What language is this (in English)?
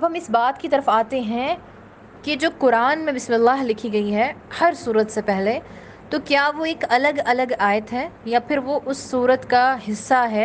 Urdu